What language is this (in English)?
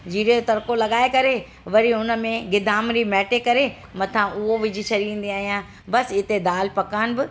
Sindhi